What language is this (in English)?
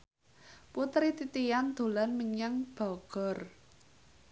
Javanese